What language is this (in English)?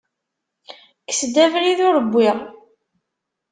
Kabyle